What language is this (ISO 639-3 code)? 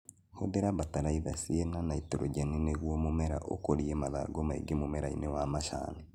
kik